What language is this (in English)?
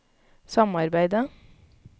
Norwegian